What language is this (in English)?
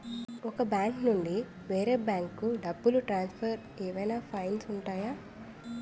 Telugu